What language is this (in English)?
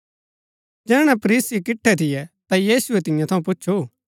Gaddi